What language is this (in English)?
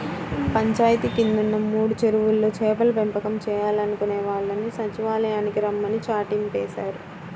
Telugu